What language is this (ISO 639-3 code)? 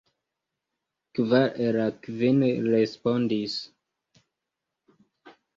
epo